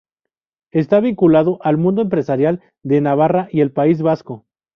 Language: Spanish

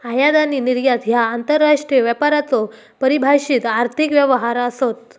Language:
Marathi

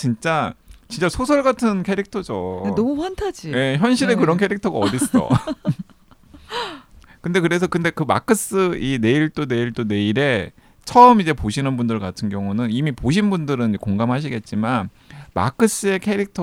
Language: Korean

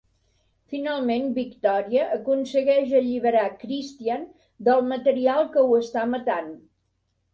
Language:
Catalan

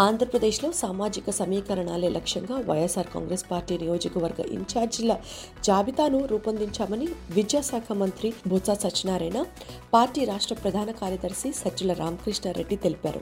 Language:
Telugu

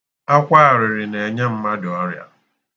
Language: Igbo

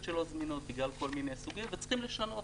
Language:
Hebrew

